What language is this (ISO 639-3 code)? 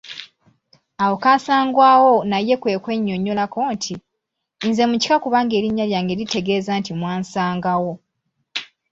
lug